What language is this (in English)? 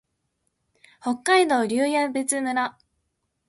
Japanese